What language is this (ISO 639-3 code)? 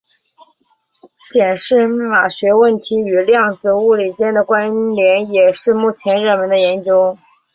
zho